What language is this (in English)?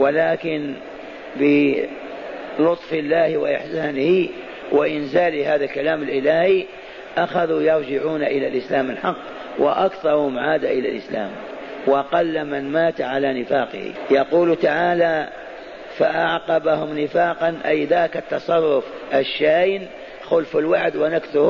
Arabic